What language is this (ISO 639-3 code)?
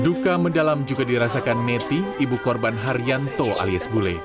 ind